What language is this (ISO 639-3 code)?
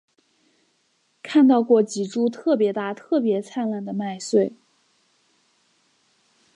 zho